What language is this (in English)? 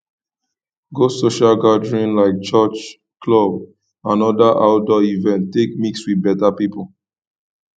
Nigerian Pidgin